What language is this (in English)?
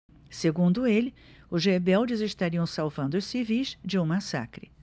Portuguese